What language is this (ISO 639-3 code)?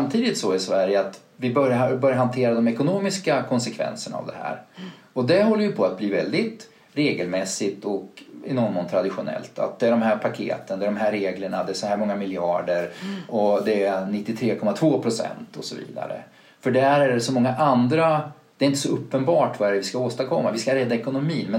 swe